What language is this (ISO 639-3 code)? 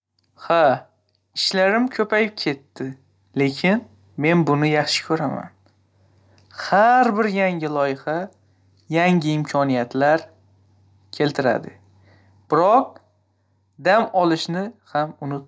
uzb